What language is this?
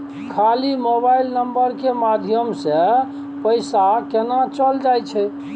Maithili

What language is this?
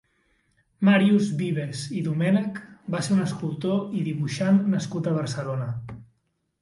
Catalan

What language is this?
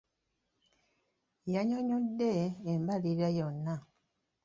Ganda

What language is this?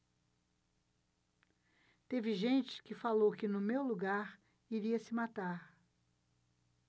Portuguese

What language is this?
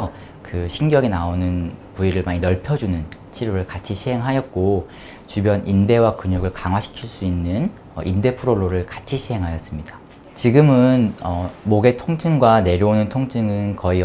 Korean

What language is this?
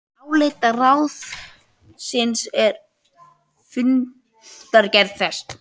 Icelandic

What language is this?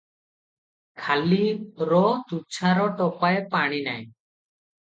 Odia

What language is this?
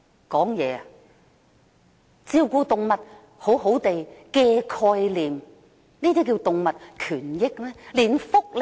Cantonese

